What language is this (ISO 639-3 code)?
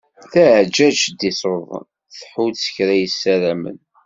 kab